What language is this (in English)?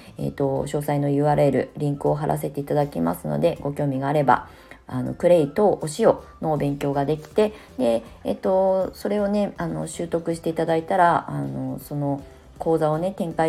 Japanese